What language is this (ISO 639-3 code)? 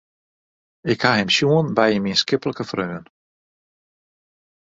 fry